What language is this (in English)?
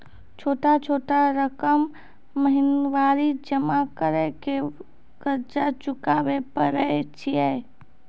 Maithili